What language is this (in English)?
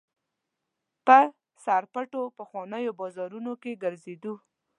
Pashto